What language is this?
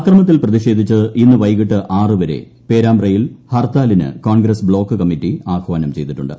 Malayalam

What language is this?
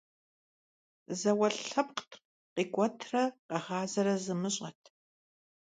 Kabardian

